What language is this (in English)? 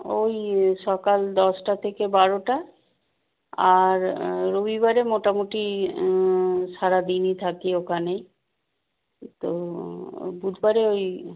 Bangla